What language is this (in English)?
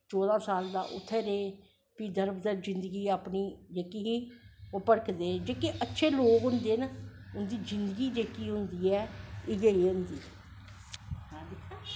Dogri